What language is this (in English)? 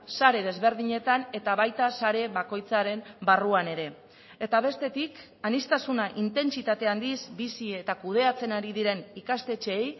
Basque